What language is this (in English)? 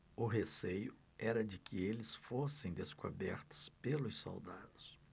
Portuguese